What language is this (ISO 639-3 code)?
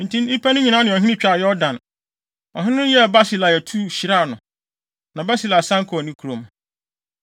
aka